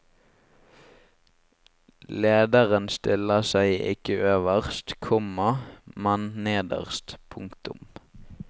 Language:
Norwegian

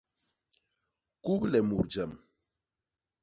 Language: Basaa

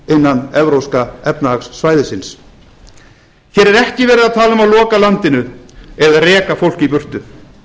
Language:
Icelandic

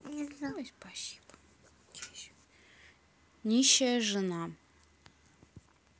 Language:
Russian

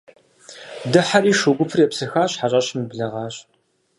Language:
Kabardian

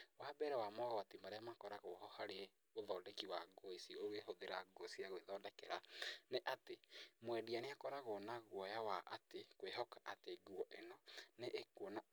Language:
Kikuyu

